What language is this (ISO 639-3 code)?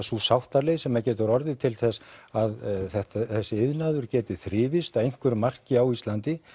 isl